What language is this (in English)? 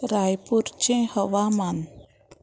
Konkani